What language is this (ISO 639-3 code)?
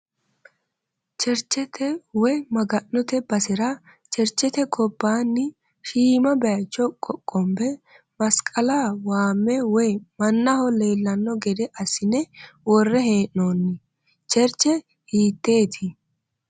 sid